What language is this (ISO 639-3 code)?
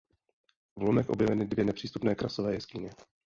ces